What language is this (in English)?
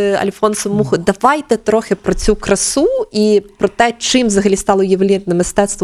Ukrainian